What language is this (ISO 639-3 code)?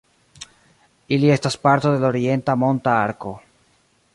epo